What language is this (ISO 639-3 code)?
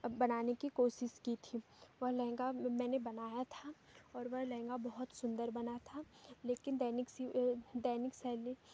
hin